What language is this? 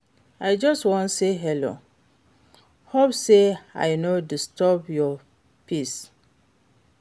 Nigerian Pidgin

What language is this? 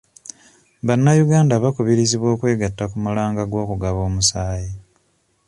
Ganda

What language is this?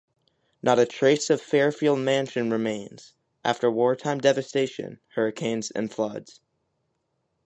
English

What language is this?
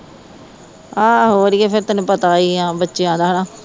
Punjabi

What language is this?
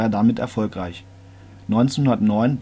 German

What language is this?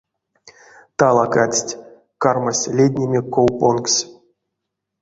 Erzya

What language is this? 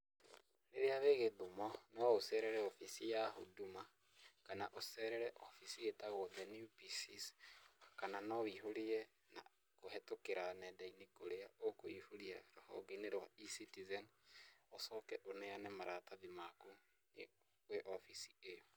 Kikuyu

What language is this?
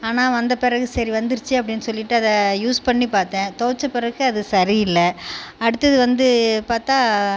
Tamil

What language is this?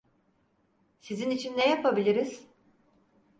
Turkish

